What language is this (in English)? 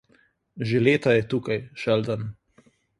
Slovenian